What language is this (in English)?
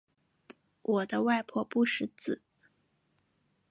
Chinese